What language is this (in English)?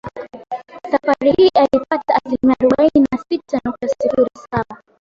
Swahili